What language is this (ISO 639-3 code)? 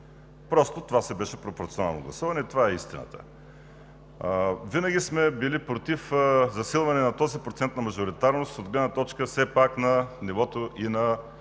bul